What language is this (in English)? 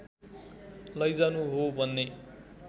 Nepali